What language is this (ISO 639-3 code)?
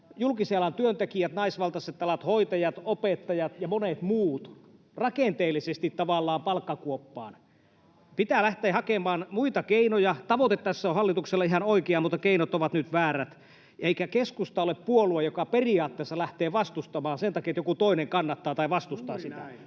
fin